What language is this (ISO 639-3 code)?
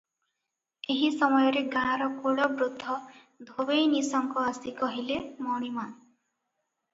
ori